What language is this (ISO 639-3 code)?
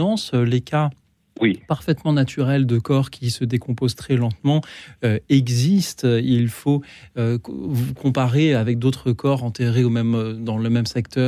fra